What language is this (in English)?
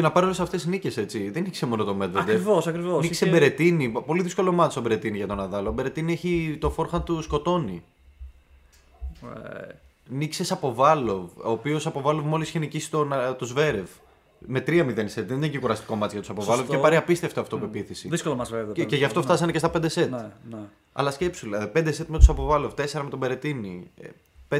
Greek